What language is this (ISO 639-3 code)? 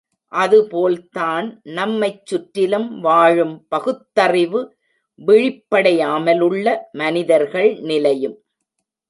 tam